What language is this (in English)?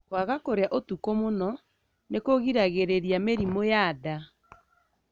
Kikuyu